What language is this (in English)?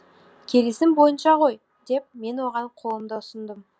Kazakh